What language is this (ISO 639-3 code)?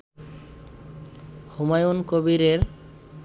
ben